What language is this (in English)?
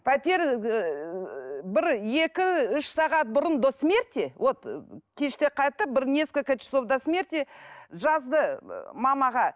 Kazakh